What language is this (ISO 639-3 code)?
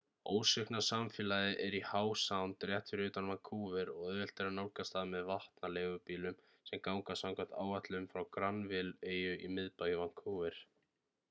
isl